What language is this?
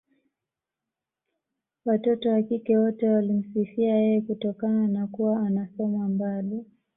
Swahili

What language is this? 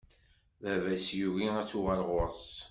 Kabyle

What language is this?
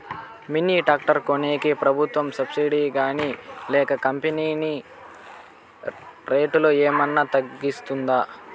Telugu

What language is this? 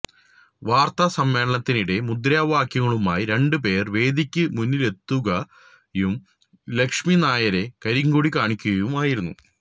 Malayalam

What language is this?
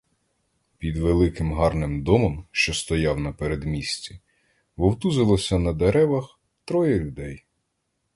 Ukrainian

